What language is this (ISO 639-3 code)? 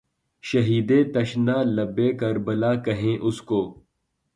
urd